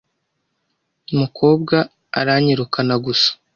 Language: Kinyarwanda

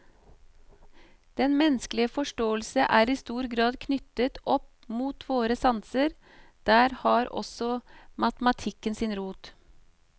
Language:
Norwegian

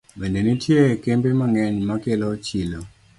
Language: Luo (Kenya and Tanzania)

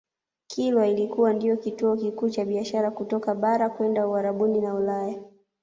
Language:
Swahili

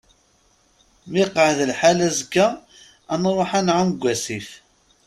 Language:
Kabyle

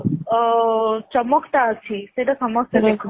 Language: Odia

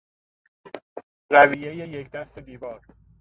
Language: Persian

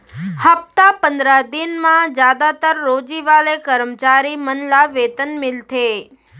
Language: Chhattisgarhi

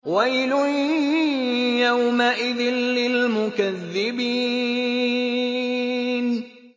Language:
Arabic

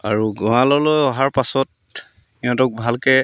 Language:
Assamese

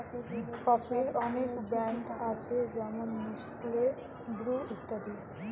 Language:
Bangla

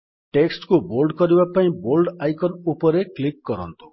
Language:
Odia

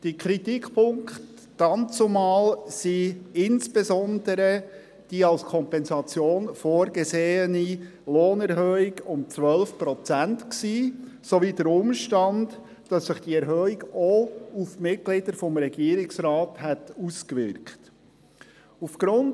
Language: Swiss German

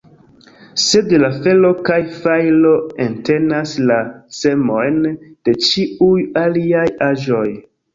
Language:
Esperanto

